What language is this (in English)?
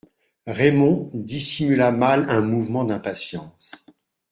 French